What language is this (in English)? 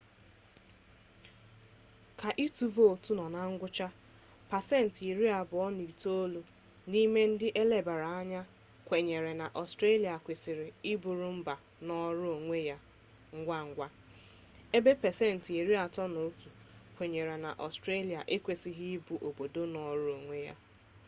Igbo